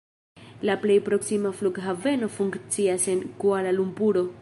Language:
Esperanto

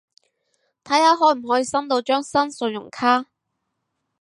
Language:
Cantonese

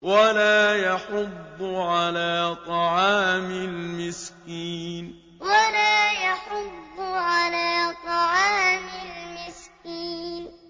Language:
Arabic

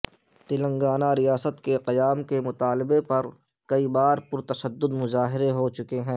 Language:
Urdu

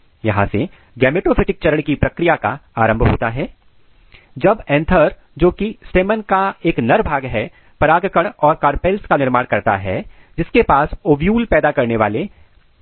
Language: Hindi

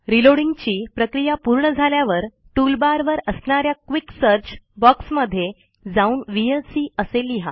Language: Marathi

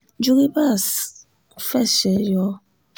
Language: Yoruba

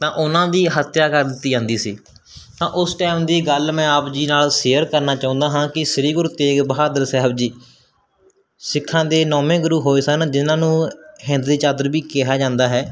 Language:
Punjabi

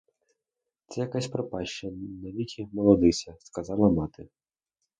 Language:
Ukrainian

